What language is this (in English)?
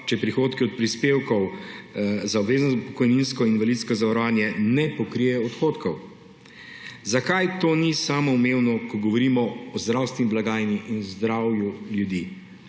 Slovenian